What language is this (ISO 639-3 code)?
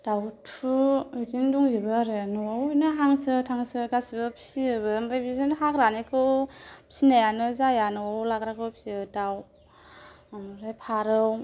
brx